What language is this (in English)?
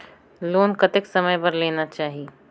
Chhattisgarhi